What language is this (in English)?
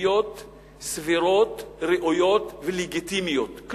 Hebrew